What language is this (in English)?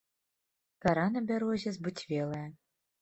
Belarusian